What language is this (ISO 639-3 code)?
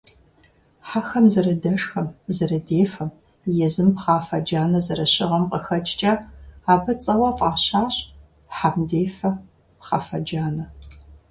kbd